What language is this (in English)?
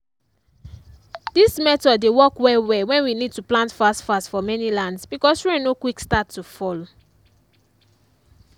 Nigerian Pidgin